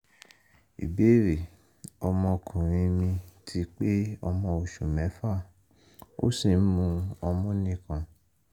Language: Yoruba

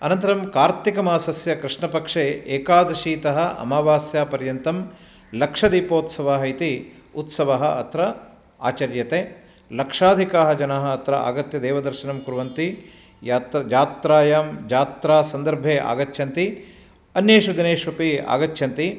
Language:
Sanskrit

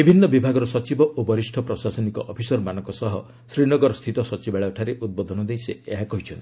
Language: Odia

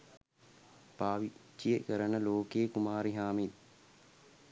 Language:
Sinhala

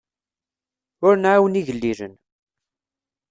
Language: Kabyle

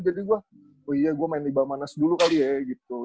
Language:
Indonesian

